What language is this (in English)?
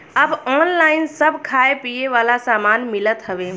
Bhojpuri